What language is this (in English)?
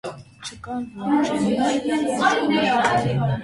Armenian